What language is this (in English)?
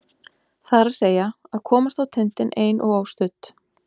Icelandic